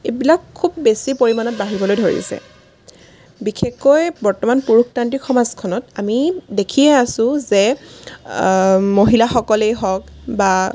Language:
Assamese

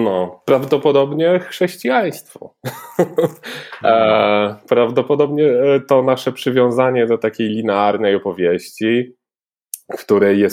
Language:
Polish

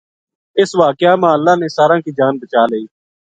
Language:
Gujari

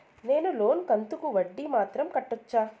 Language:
Telugu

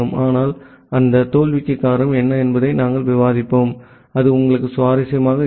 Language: Tamil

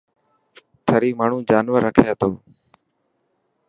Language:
Dhatki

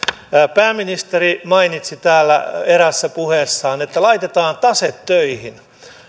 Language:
Finnish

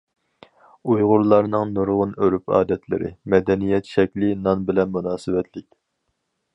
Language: Uyghur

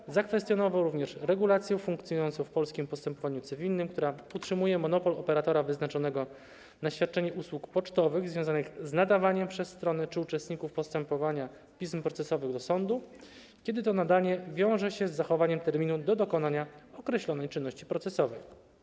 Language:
Polish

